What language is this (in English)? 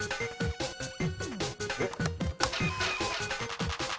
Japanese